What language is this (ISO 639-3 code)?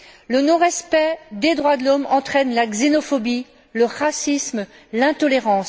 fra